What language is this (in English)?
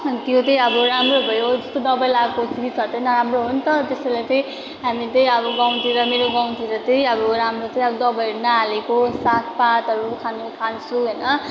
Nepali